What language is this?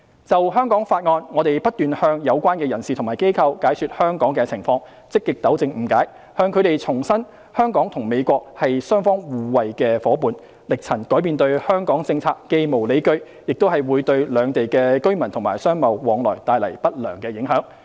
Cantonese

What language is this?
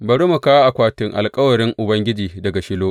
Hausa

